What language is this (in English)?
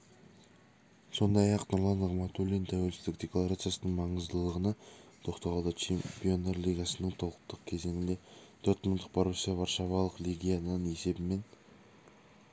Kazakh